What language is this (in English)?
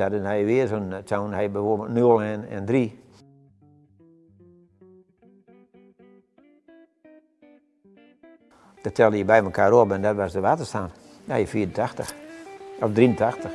Dutch